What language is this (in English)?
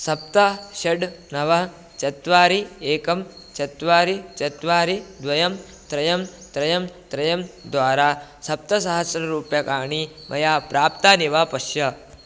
Sanskrit